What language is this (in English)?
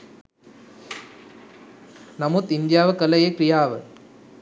Sinhala